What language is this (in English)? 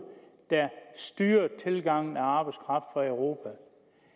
Danish